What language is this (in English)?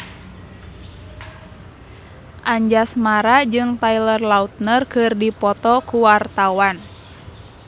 Sundanese